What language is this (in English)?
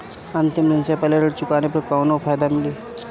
Bhojpuri